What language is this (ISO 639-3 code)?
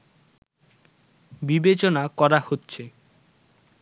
ben